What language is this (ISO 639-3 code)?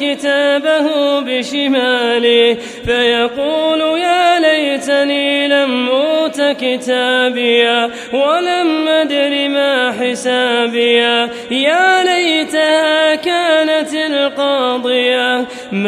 ara